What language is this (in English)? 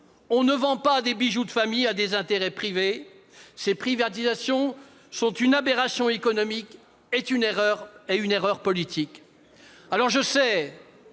French